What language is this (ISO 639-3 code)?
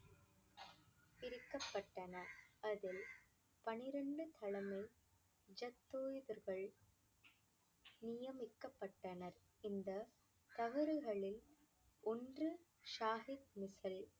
tam